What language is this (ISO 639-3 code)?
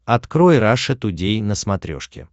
rus